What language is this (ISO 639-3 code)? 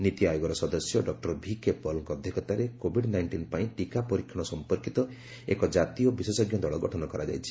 ori